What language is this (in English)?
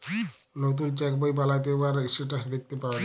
Bangla